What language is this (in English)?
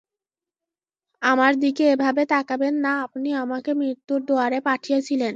Bangla